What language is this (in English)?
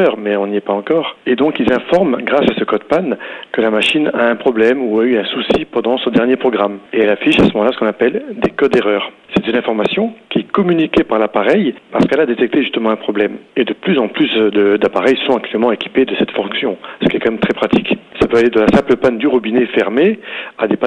French